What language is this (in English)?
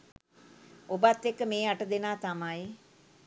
Sinhala